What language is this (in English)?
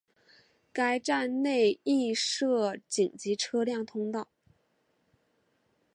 Chinese